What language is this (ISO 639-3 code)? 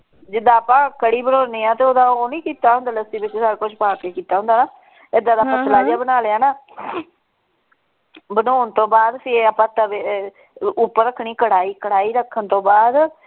pan